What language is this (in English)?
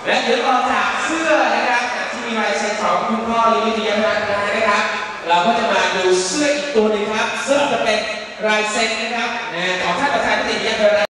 Thai